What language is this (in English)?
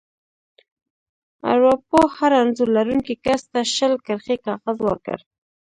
Pashto